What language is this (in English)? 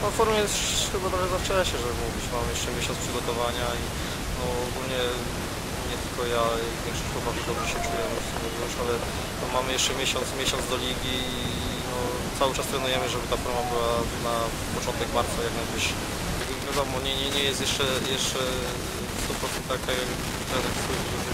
Polish